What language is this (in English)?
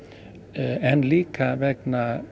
Icelandic